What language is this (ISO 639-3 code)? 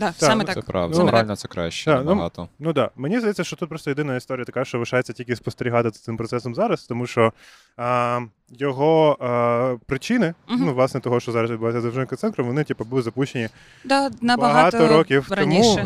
ukr